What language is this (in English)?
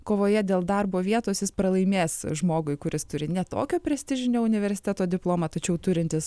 Lithuanian